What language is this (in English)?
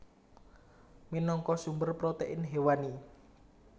Javanese